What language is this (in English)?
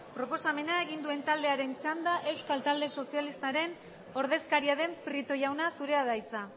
Basque